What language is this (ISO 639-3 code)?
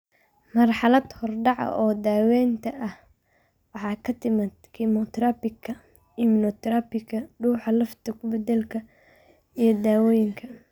som